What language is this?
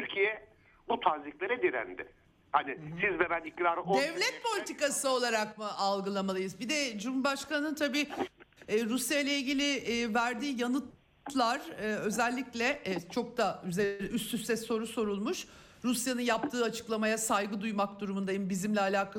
Turkish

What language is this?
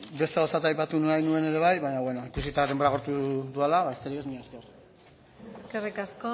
Basque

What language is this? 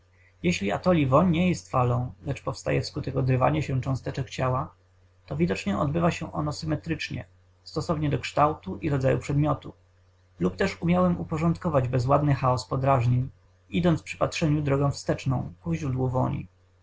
Polish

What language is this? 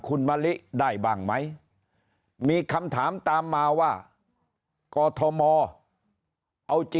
Thai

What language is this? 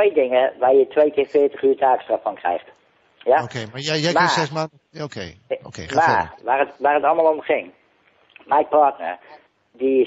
Dutch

